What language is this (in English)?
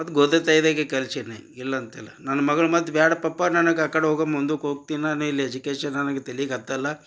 Kannada